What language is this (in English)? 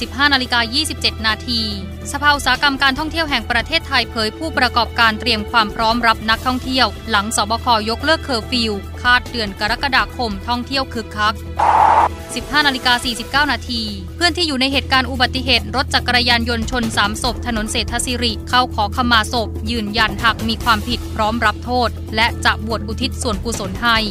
Thai